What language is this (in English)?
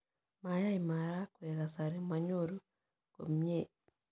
Kalenjin